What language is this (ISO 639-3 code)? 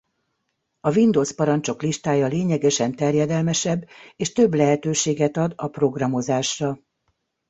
hun